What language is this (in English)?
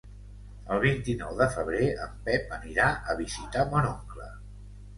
Catalan